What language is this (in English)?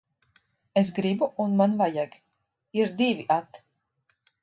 Latvian